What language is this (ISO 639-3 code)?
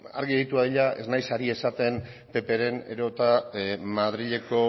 eus